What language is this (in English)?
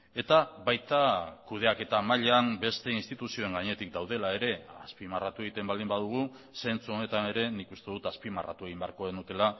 Basque